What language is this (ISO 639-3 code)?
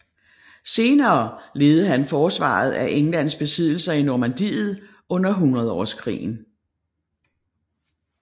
dan